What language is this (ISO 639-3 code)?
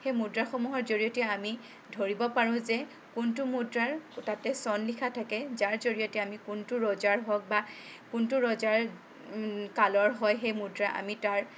asm